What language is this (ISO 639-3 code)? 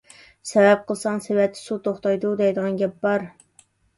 uig